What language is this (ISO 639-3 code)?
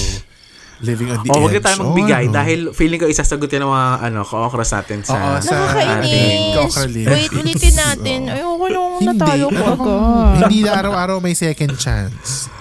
fil